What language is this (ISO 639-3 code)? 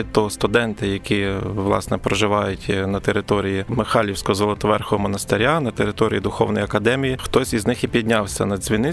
ukr